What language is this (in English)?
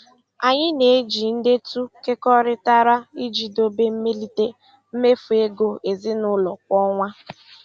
Igbo